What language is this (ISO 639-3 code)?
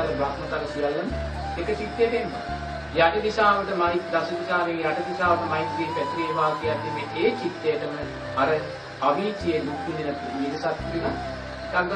sin